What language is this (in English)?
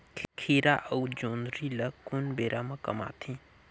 Chhattisgarhi